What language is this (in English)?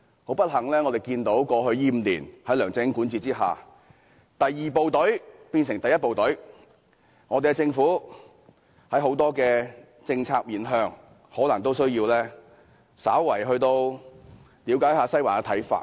Cantonese